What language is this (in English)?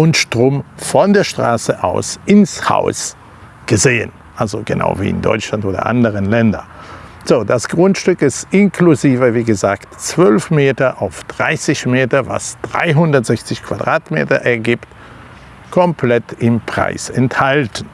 German